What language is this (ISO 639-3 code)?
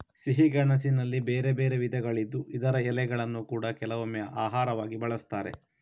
kan